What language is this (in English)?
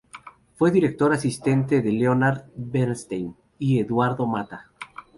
Spanish